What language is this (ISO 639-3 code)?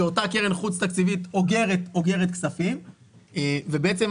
heb